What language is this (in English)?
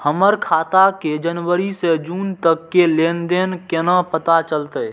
Maithili